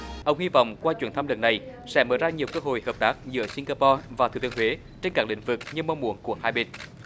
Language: Vietnamese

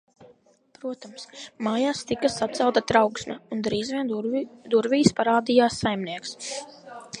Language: Latvian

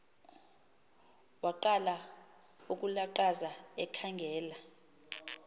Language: Xhosa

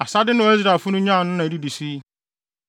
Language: Akan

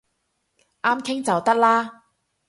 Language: Cantonese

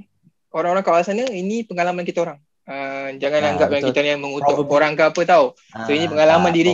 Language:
Malay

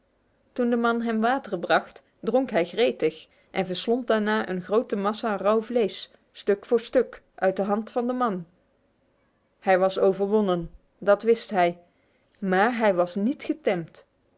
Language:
Dutch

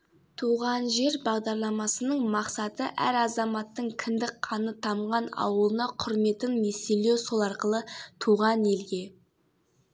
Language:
Kazakh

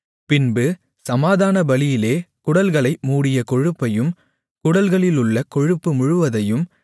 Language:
Tamil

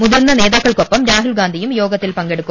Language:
Malayalam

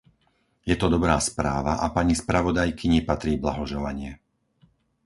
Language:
Slovak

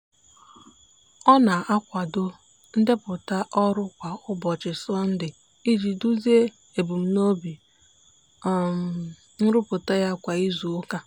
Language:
Igbo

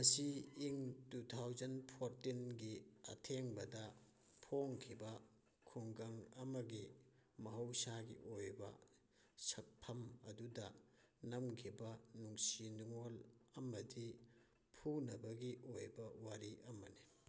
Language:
Manipuri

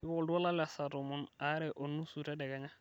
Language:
Masai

